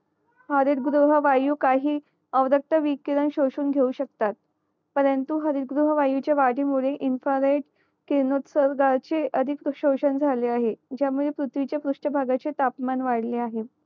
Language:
Marathi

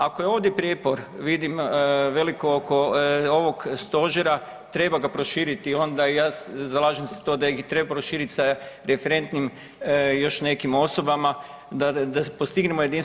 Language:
Croatian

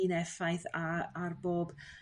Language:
Welsh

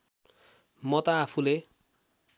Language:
Nepali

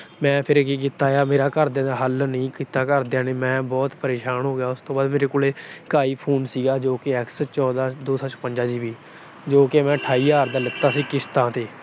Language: Punjabi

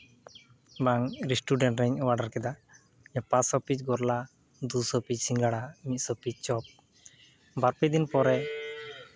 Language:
Santali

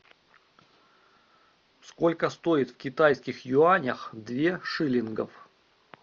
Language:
Russian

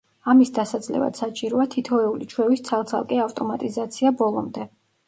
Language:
Georgian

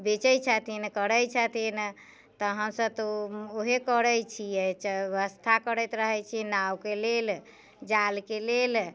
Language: Maithili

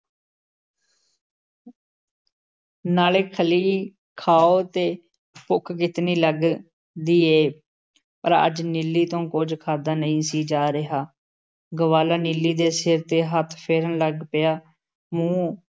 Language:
Punjabi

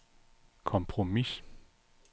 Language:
Danish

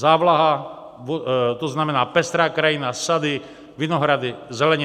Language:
Czech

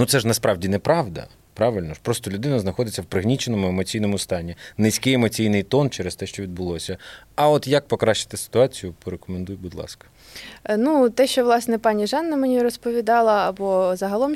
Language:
Ukrainian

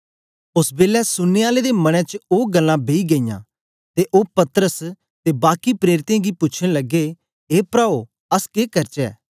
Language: Dogri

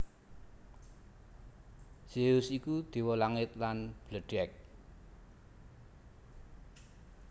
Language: Javanese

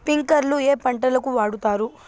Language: Telugu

